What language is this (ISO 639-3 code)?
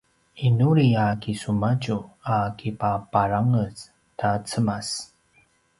pwn